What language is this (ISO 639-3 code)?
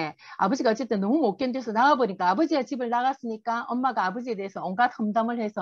kor